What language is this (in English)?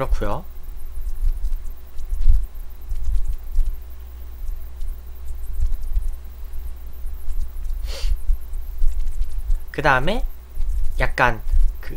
Korean